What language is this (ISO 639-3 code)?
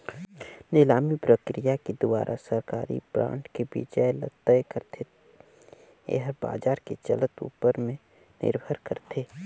hne